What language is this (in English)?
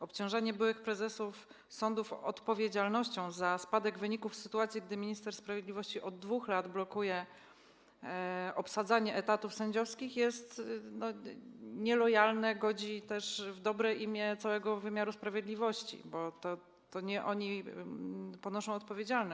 Polish